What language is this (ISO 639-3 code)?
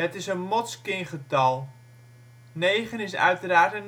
nld